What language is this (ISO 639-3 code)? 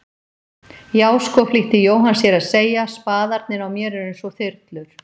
isl